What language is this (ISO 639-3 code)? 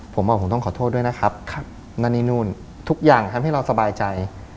tha